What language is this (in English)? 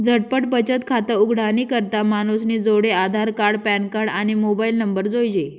Marathi